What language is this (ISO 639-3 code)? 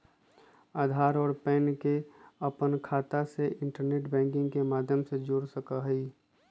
mag